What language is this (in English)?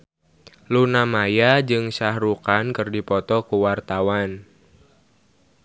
Sundanese